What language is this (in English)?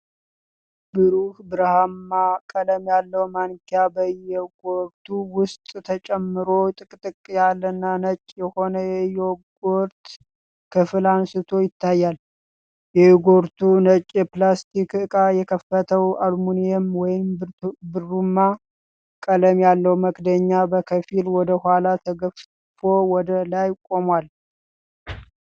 Amharic